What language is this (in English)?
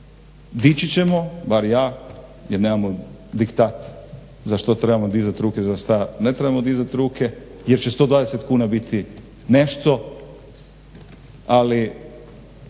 Croatian